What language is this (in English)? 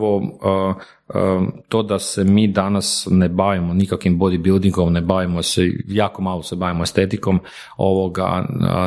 Croatian